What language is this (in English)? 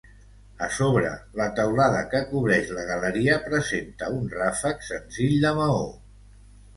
Catalan